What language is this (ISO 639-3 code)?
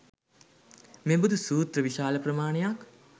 sin